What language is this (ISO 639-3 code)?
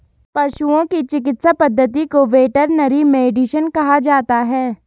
hin